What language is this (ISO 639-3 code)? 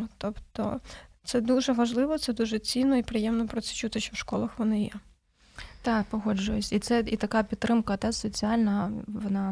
ukr